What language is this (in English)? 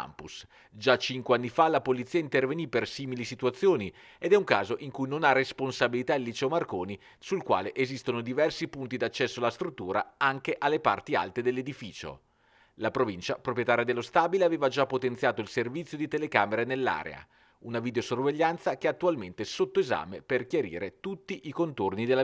Italian